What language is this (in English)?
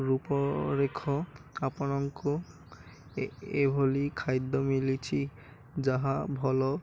Odia